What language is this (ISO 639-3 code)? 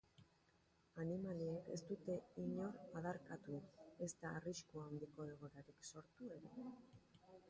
eus